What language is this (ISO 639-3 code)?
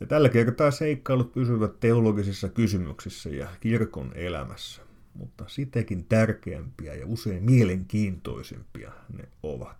fin